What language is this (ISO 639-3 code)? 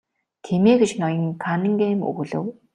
mon